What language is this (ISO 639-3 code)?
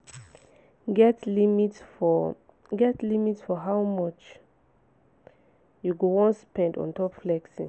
pcm